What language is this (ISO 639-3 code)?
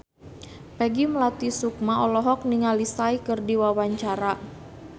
sun